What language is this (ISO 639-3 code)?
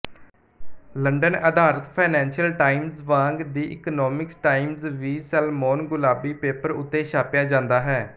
pan